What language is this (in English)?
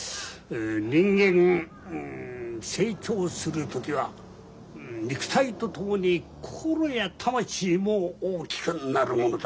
Japanese